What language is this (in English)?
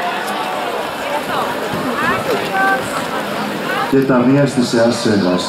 Greek